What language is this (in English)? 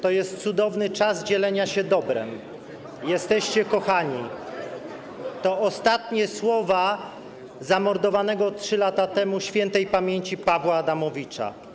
Polish